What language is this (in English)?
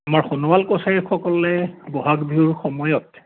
Assamese